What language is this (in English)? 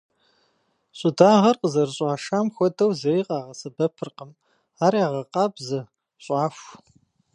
Kabardian